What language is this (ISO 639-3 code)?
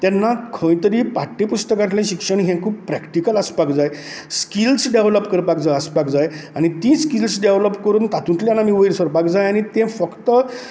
kok